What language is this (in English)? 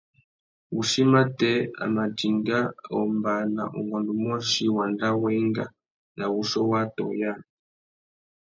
Tuki